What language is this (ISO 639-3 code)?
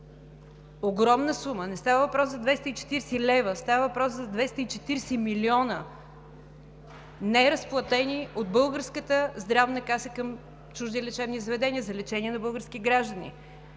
bul